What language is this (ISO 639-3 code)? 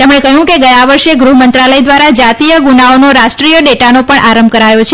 guj